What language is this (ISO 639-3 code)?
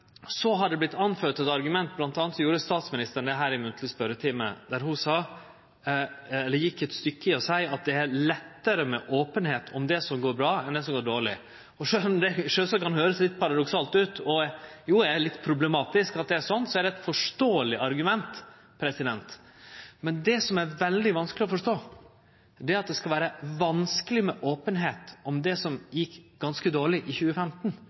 nno